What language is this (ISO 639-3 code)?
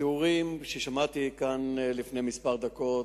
heb